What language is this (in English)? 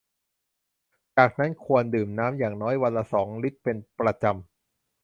Thai